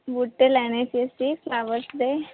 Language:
Punjabi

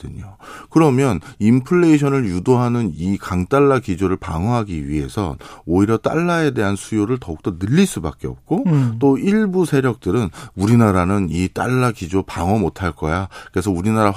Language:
Korean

